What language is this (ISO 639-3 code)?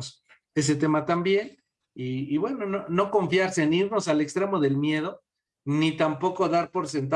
spa